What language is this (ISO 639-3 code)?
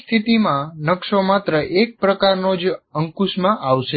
guj